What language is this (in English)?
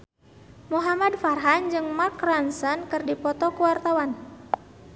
Sundanese